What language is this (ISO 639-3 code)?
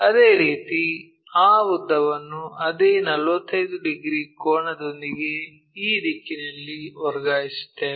kan